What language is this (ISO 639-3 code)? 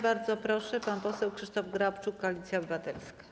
pol